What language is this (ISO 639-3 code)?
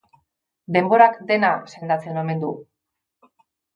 eus